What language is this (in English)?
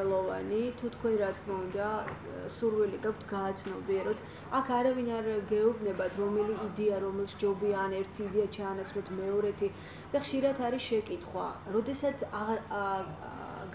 Turkish